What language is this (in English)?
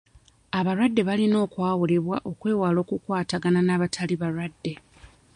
Ganda